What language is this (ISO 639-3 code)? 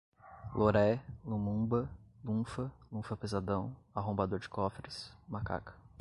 por